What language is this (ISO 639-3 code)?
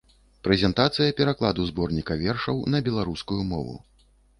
bel